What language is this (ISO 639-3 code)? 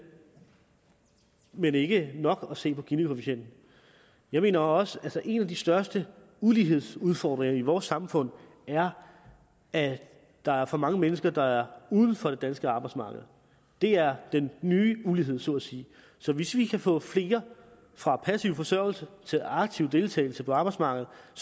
dan